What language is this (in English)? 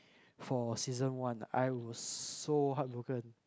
English